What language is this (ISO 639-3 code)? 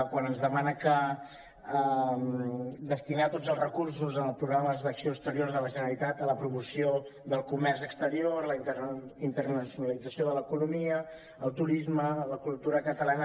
cat